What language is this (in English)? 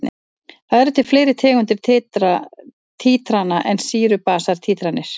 Icelandic